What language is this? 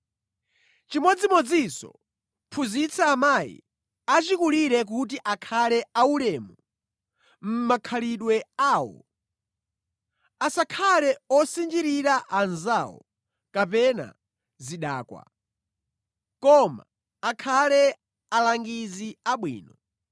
Nyanja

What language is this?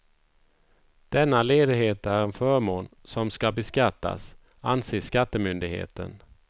Swedish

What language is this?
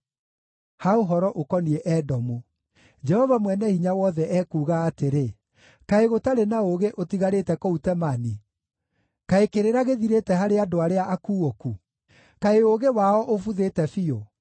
Kikuyu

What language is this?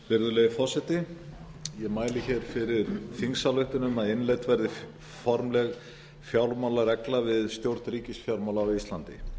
Icelandic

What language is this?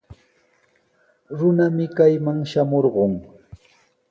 Sihuas Ancash Quechua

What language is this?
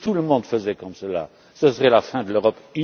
French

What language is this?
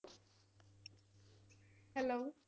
Punjabi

